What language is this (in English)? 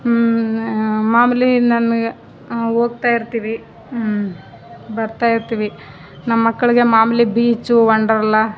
Kannada